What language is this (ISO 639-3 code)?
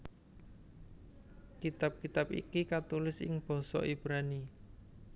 jav